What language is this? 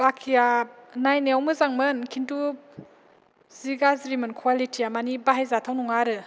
Bodo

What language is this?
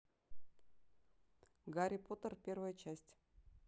Russian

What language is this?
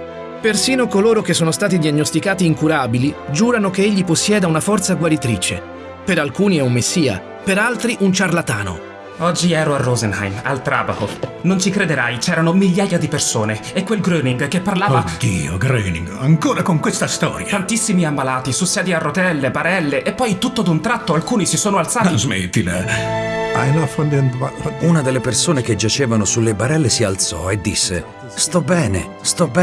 Italian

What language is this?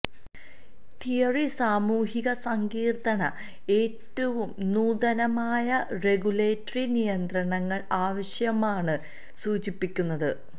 Malayalam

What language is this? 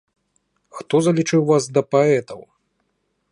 Belarusian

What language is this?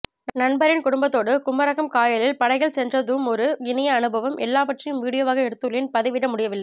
Tamil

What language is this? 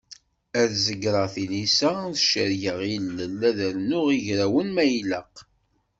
Kabyle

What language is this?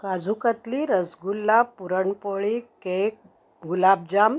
Marathi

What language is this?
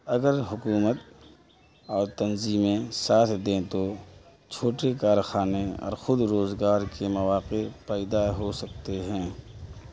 Urdu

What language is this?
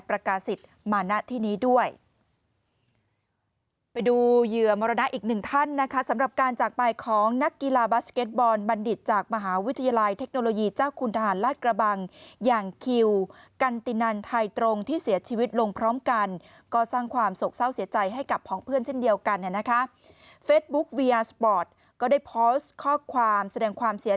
Thai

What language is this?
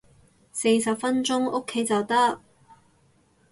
Cantonese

